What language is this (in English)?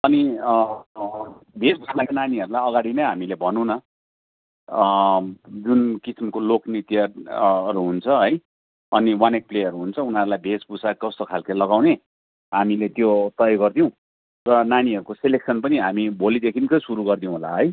Nepali